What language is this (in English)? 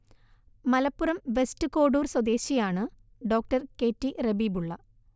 Malayalam